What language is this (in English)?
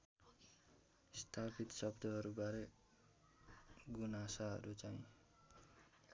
Nepali